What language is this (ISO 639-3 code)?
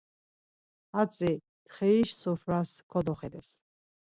lzz